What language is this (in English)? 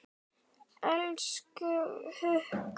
Icelandic